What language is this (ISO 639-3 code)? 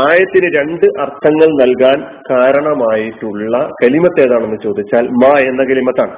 mal